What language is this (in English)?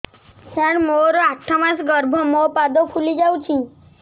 Odia